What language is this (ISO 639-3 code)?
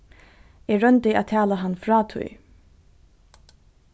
fao